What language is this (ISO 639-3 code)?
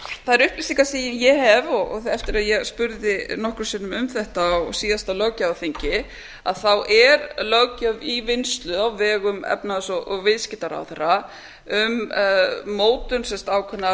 isl